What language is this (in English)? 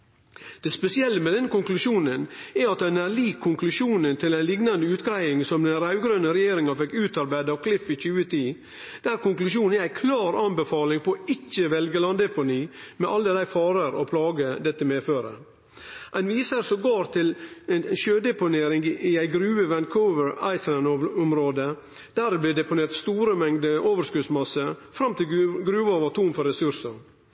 Norwegian Nynorsk